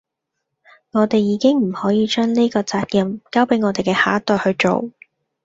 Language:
Cantonese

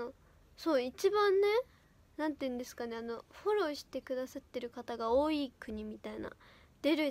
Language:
Japanese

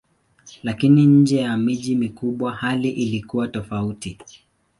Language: Swahili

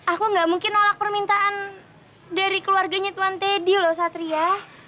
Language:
Indonesian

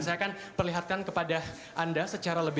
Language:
Indonesian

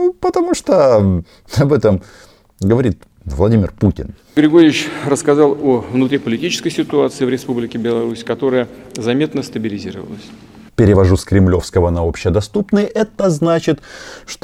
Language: Russian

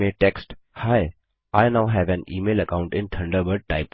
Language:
Hindi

